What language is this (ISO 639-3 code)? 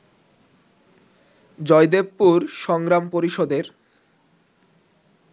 ben